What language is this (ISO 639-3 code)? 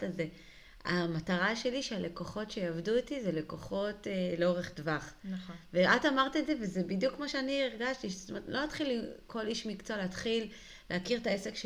heb